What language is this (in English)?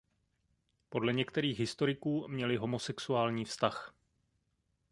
Czech